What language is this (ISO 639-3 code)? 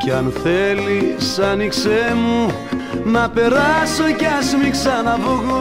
ell